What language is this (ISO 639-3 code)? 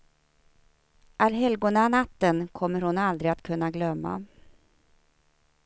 swe